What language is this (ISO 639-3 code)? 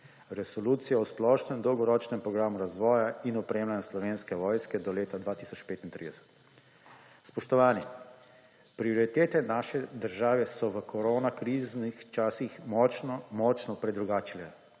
slv